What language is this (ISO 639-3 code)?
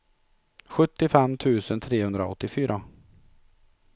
swe